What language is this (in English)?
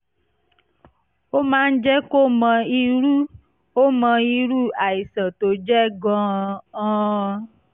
Yoruba